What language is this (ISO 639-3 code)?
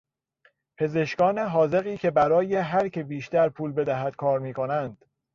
fas